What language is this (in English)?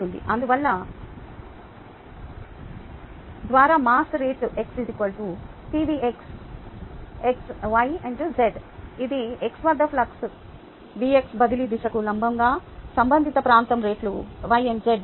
Telugu